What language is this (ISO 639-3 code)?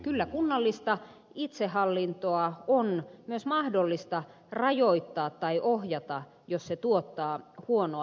fin